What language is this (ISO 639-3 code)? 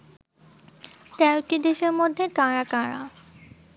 ben